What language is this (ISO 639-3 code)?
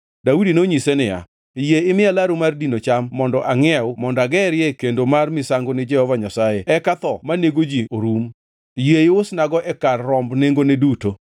luo